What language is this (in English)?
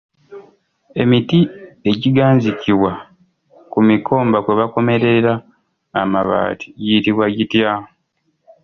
Ganda